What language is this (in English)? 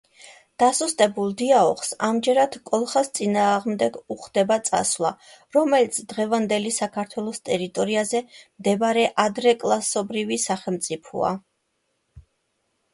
Georgian